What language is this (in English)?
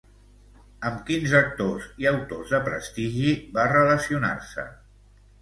Catalan